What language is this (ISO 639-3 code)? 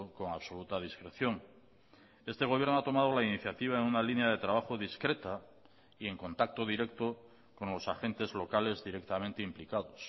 spa